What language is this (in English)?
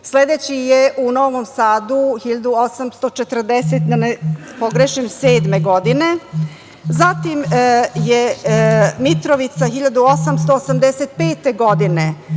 Serbian